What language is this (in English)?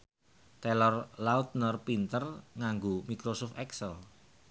Javanese